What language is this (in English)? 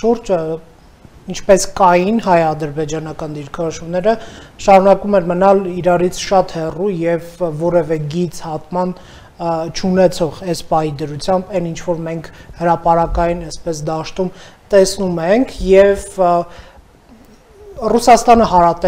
Romanian